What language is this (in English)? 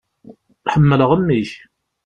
Kabyle